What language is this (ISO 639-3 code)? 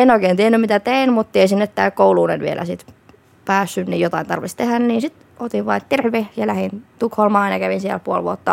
fin